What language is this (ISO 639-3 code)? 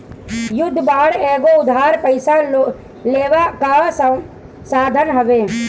bho